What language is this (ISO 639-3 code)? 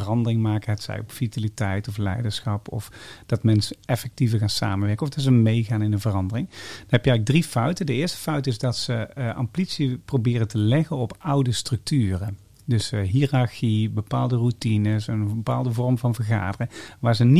nld